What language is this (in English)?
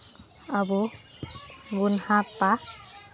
Santali